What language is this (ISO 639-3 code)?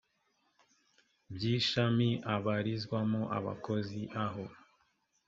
kin